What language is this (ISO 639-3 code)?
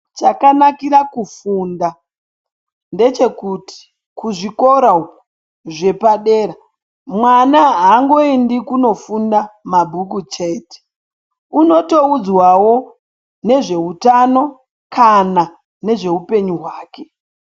ndc